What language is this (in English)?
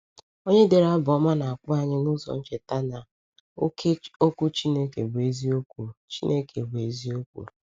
Igbo